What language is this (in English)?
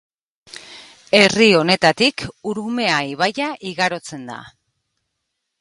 Basque